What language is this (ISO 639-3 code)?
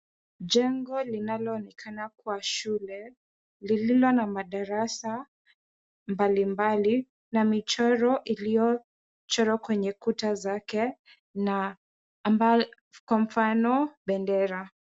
swa